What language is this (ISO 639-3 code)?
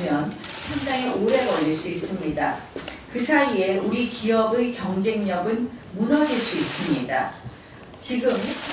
kor